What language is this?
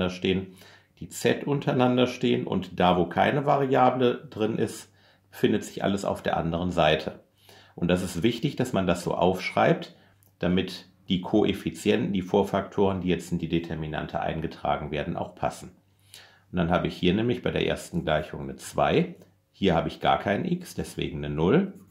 German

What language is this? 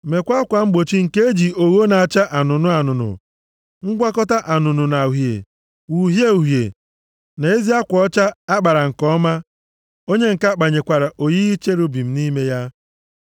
Igbo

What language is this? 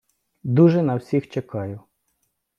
Ukrainian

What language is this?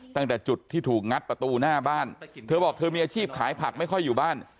Thai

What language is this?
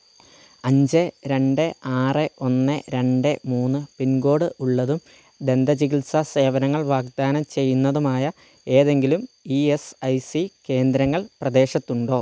Malayalam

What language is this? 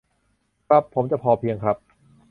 Thai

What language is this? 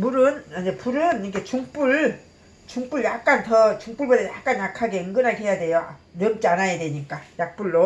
Korean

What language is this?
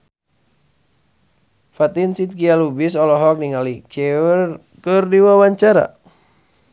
Sundanese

